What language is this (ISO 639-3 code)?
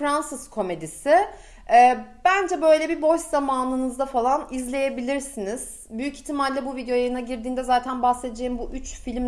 tur